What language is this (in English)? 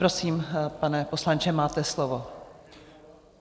Czech